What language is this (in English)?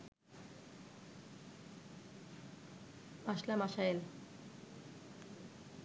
Bangla